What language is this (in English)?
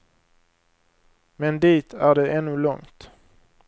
Swedish